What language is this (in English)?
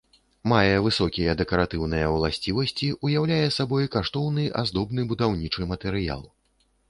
Belarusian